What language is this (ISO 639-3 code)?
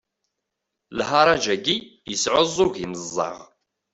kab